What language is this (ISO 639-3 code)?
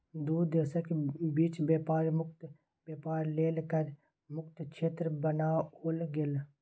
mai